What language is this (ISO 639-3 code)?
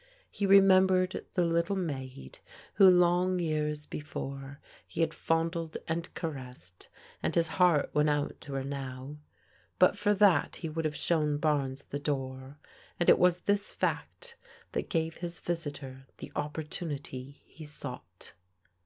eng